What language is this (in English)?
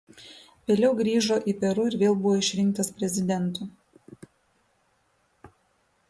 Lithuanian